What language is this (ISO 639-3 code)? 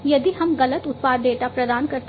hin